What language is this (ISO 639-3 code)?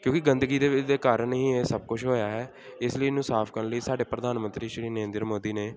pan